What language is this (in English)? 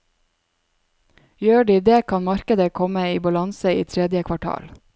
Norwegian